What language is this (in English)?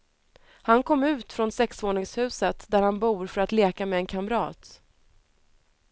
Swedish